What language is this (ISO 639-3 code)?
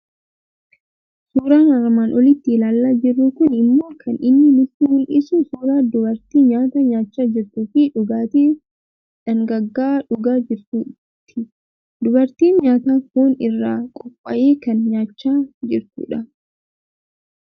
orm